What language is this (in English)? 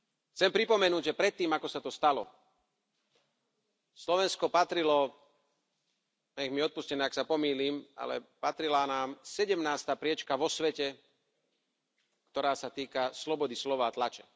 Slovak